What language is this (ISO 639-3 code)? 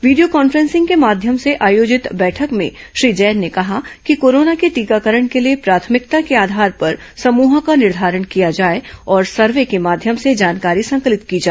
hin